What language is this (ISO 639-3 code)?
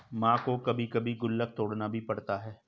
hin